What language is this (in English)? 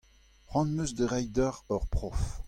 Breton